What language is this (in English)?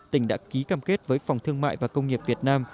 Vietnamese